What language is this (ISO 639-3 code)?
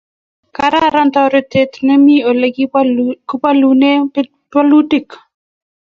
kln